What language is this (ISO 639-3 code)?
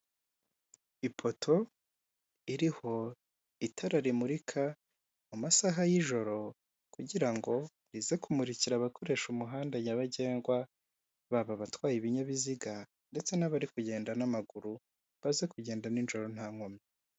kin